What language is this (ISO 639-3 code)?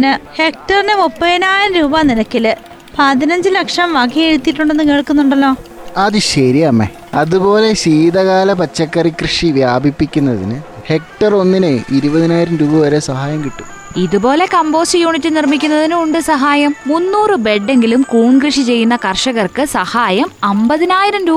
mal